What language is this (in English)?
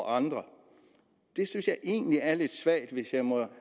Danish